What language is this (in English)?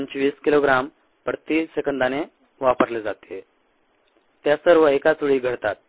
Marathi